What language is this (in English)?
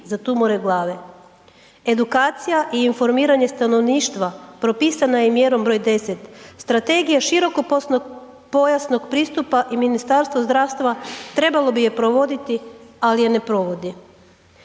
Croatian